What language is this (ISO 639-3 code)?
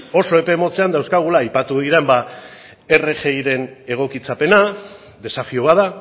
eus